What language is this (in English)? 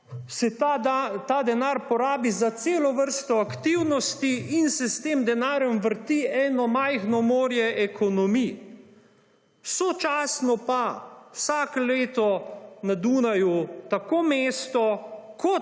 Slovenian